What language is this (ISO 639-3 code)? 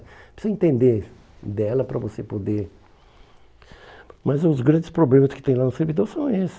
por